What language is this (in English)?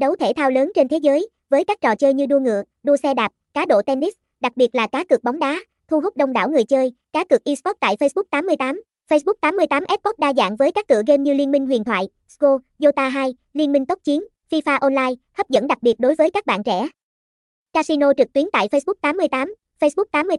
Vietnamese